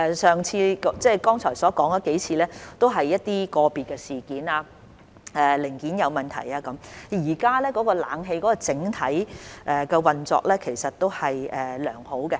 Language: Cantonese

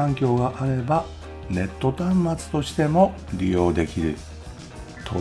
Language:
Japanese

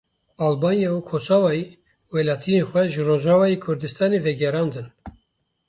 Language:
Kurdish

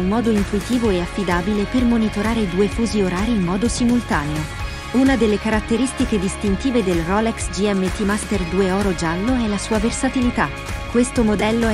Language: Italian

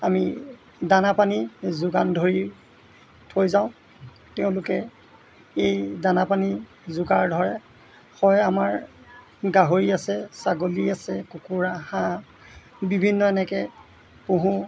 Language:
Assamese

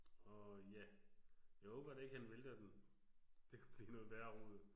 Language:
Danish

